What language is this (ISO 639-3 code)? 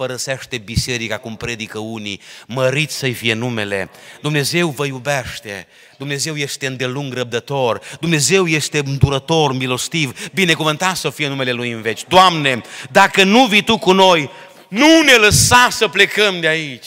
ron